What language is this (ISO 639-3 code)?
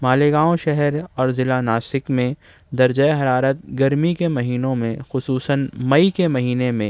urd